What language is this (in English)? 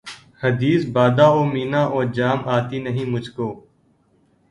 Urdu